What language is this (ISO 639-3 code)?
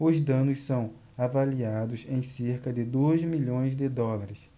por